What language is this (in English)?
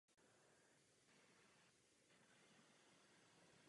Czech